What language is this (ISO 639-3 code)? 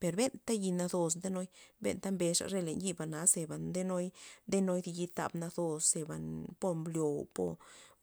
ztp